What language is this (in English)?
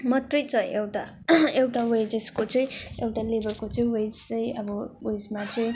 Nepali